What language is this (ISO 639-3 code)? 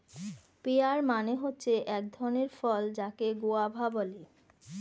ben